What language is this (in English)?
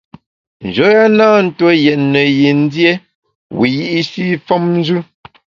Bamun